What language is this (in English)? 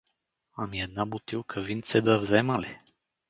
Bulgarian